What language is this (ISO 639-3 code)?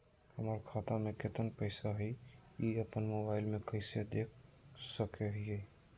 mag